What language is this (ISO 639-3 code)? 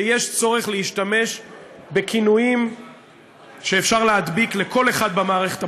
heb